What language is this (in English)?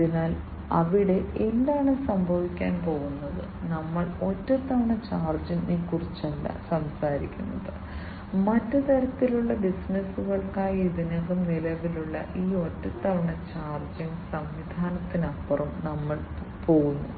Malayalam